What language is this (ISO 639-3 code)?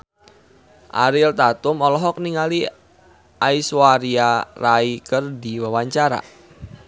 sun